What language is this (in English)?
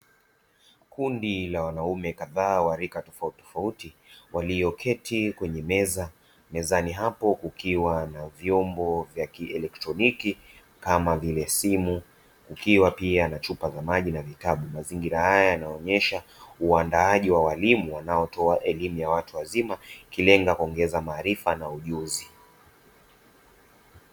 Swahili